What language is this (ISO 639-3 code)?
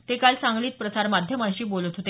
mar